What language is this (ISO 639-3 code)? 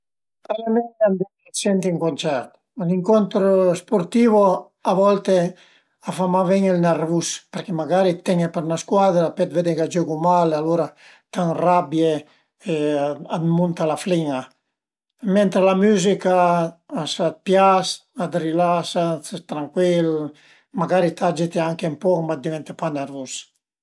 pms